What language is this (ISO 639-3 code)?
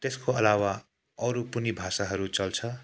nep